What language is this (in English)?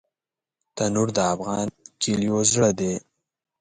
Pashto